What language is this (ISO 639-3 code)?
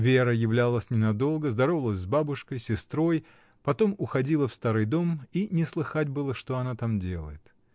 rus